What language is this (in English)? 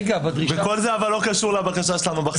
Hebrew